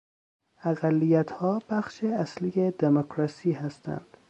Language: Persian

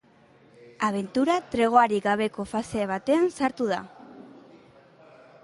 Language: Basque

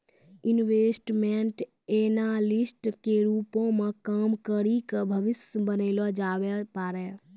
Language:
Maithili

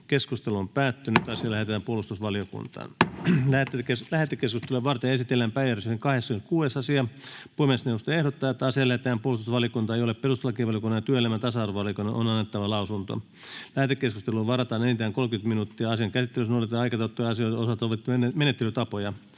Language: Finnish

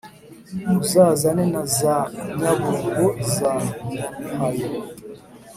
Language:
Kinyarwanda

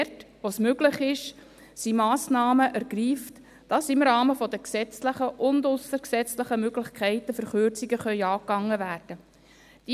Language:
Swiss German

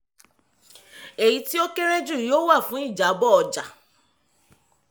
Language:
Yoruba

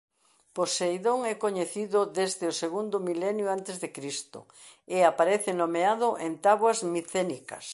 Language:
Galician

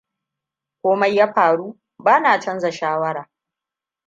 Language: Hausa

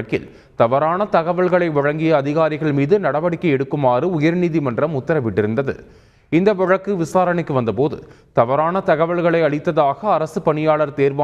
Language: Romanian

